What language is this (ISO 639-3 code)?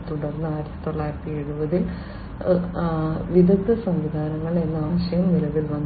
mal